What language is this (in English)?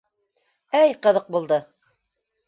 Bashkir